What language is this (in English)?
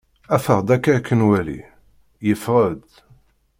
Kabyle